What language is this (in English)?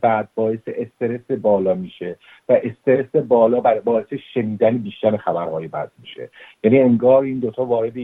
Persian